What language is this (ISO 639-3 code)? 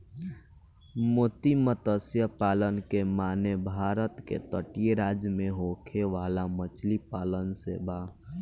bho